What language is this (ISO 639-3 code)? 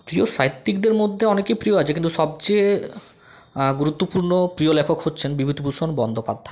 ben